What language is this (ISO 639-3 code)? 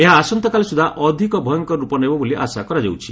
ori